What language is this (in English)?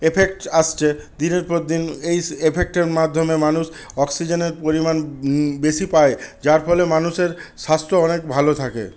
Bangla